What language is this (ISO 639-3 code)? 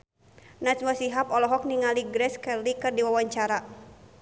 sun